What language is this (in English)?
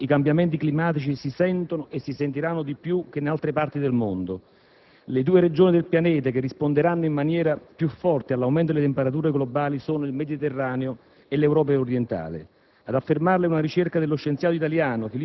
Italian